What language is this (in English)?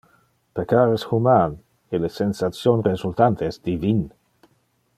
Interlingua